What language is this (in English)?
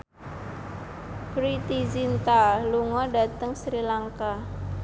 Javanese